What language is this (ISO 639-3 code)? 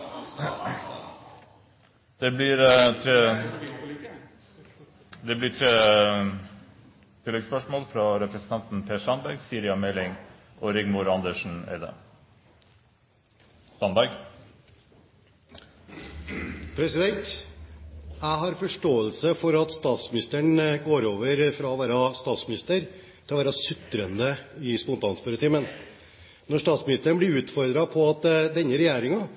nor